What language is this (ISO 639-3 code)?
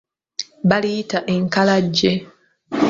lug